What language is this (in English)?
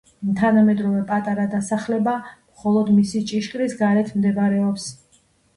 Georgian